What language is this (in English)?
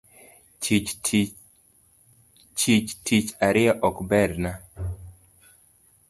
Luo (Kenya and Tanzania)